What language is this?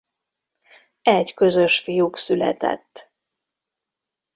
Hungarian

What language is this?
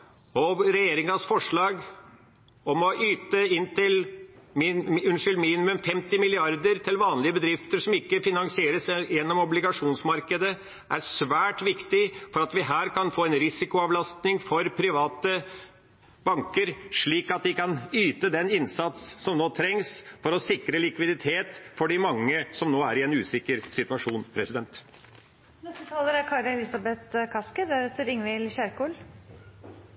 Norwegian Bokmål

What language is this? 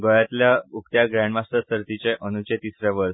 Konkani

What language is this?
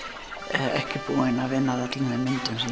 Icelandic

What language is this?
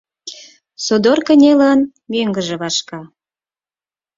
Mari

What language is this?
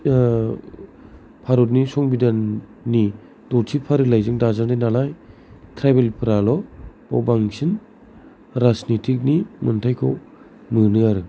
Bodo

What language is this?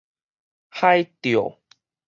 Min Nan Chinese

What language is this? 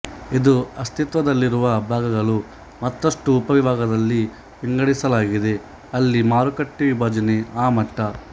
Kannada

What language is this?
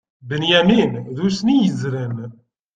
Kabyle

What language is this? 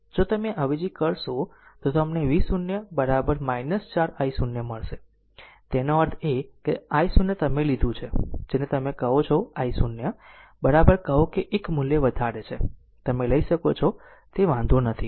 Gujarati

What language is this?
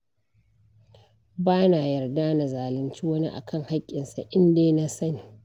Hausa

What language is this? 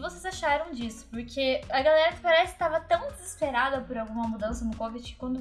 Portuguese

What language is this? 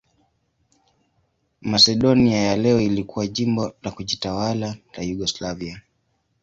Swahili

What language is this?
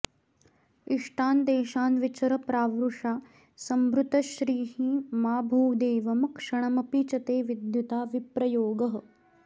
Sanskrit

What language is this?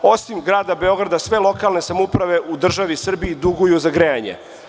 Serbian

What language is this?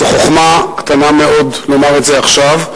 Hebrew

